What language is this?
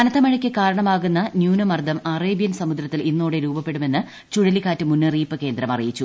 Malayalam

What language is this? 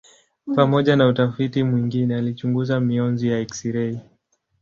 Swahili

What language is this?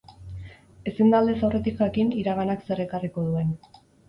Basque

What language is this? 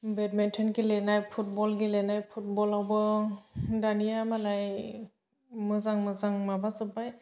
Bodo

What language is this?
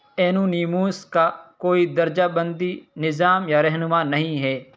Urdu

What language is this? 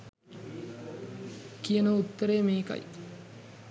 Sinhala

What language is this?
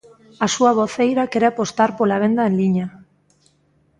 Galician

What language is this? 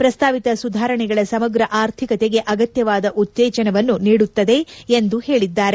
Kannada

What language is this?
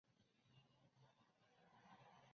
Chinese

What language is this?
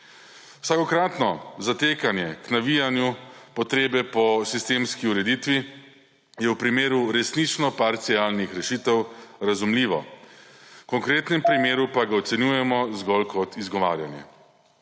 Slovenian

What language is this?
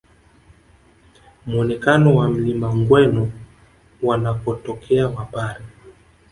Swahili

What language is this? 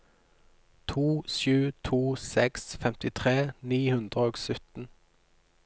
Norwegian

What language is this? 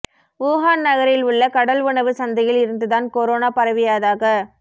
Tamil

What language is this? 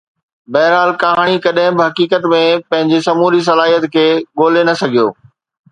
Sindhi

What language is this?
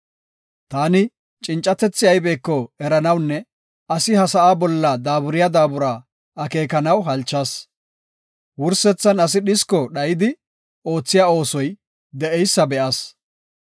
Gofa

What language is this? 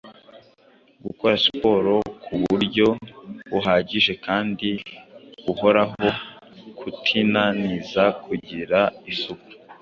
Kinyarwanda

